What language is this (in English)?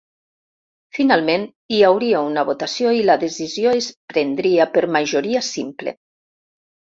Catalan